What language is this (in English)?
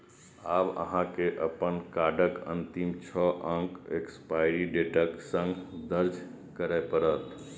Maithili